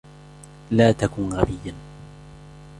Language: Arabic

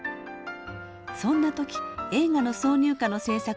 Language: Japanese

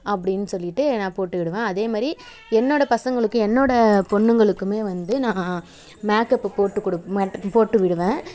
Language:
Tamil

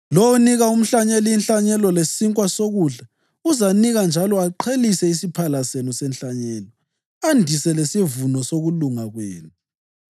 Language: North Ndebele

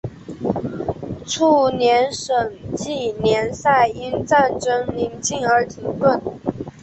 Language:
Chinese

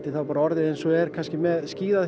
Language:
Icelandic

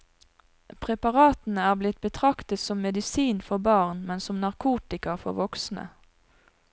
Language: Norwegian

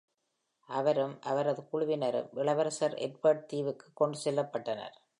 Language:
Tamil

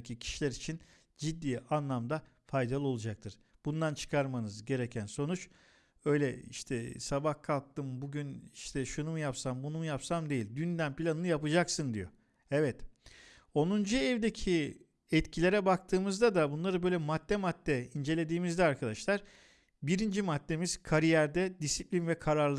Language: Turkish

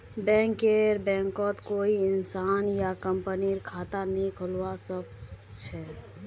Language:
Magahi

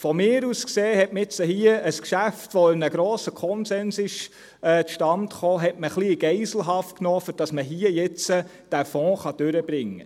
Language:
Swiss German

